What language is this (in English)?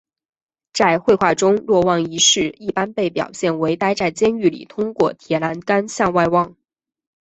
Chinese